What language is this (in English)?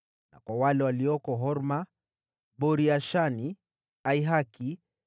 Swahili